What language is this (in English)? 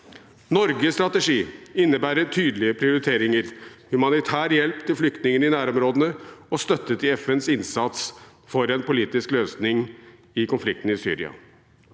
Norwegian